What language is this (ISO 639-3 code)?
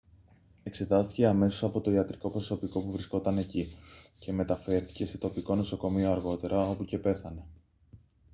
ell